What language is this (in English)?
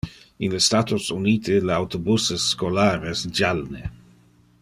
Interlingua